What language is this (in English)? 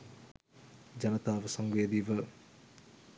Sinhala